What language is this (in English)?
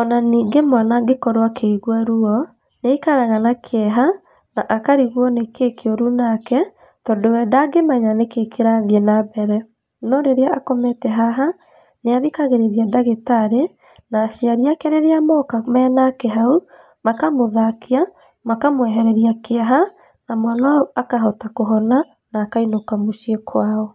Kikuyu